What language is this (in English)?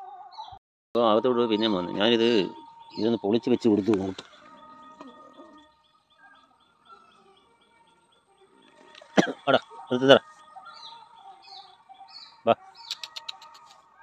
Arabic